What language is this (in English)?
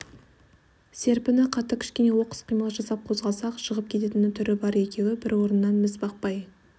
Kazakh